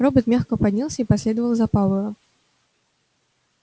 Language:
Russian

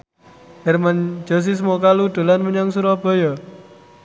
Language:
Javanese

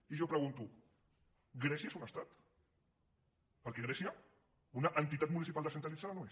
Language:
Catalan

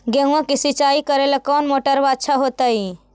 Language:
Magahi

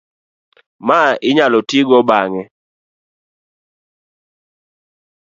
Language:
Luo (Kenya and Tanzania)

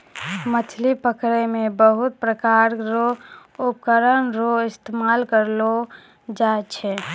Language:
Maithili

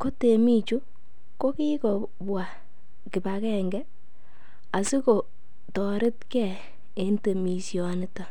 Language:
Kalenjin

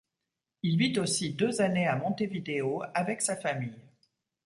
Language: French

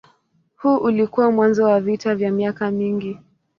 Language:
Swahili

